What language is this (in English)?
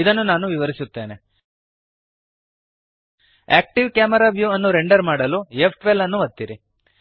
Kannada